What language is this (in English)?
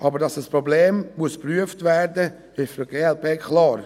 Swiss German